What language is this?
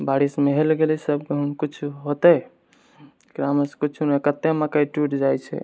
Maithili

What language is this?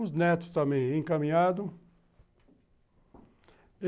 Portuguese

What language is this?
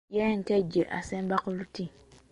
Ganda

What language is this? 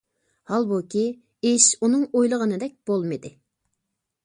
Uyghur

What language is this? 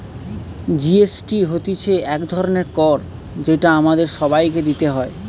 Bangla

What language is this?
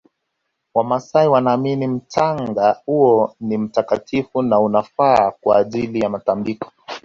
Swahili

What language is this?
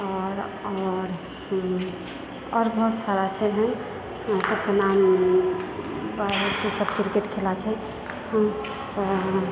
Maithili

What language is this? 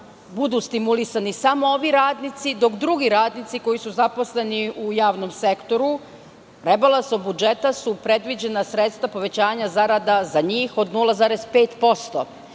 Serbian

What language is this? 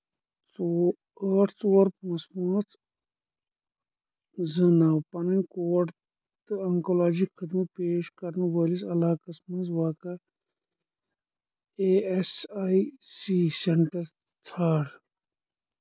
Kashmiri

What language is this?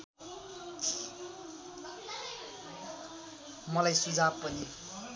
Nepali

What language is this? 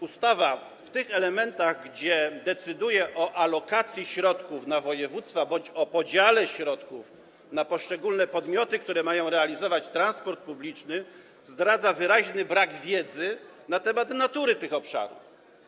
Polish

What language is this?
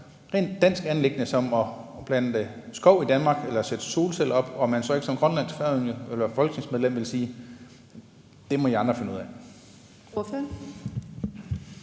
Danish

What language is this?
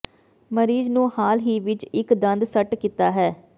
Punjabi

